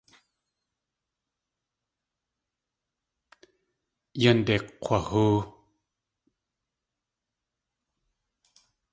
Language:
Tlingit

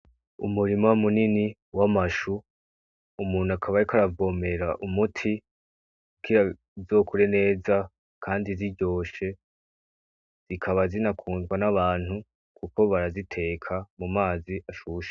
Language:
Rundi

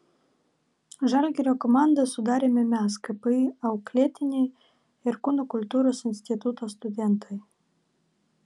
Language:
Lithuanian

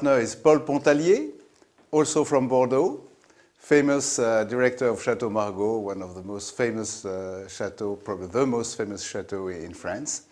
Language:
English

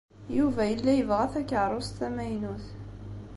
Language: Kabyle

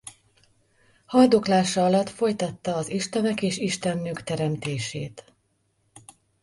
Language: Hungarian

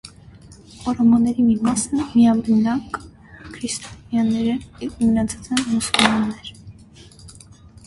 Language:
Armenian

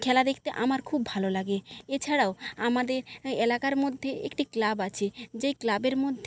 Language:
Bangla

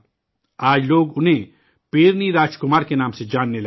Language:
Urdu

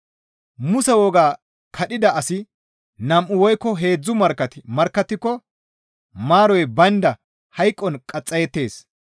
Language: Gamo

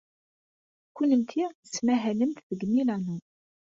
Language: Kabyle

